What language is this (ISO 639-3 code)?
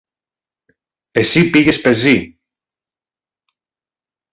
ell